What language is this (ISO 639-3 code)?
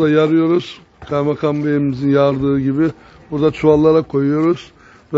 tur